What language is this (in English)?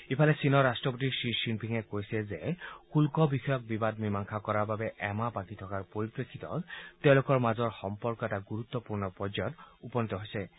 Assamese